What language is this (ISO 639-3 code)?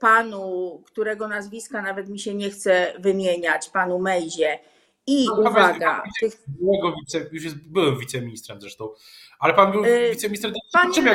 pol